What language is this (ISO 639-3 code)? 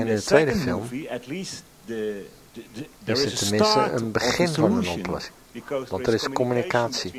nld